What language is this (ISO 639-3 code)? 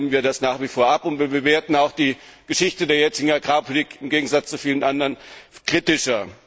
deu